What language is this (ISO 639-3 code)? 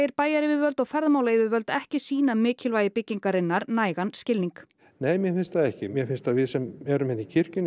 isl